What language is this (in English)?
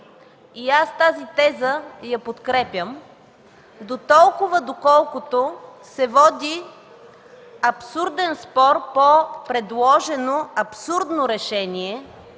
Bulgarian